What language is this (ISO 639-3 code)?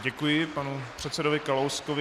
ces